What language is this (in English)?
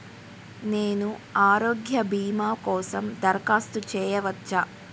Telugu